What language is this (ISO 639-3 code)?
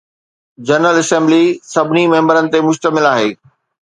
snd